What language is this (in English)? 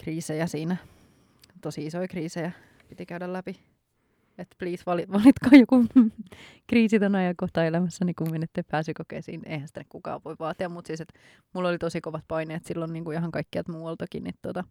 Finnish